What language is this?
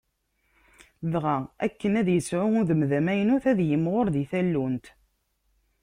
Kabyle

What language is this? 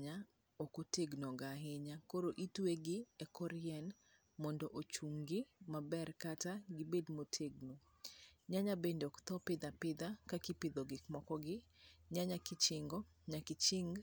Luo (Kenya and Tanzania)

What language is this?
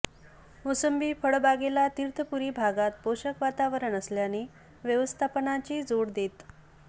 Marathi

